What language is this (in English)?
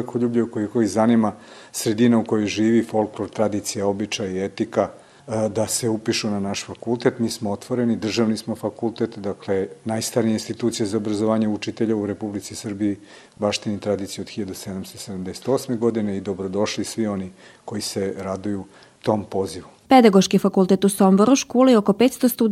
Croatian